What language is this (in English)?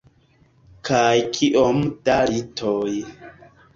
Esperanto